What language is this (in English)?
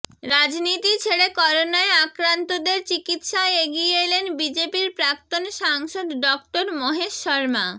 Bangla